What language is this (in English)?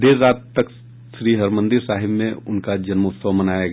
Hindi